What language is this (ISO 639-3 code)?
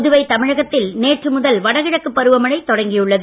tam